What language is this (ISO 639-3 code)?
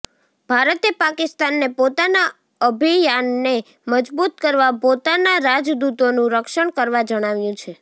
guj